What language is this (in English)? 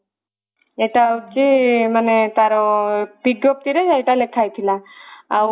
Odia